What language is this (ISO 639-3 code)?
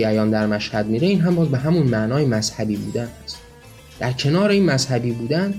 fas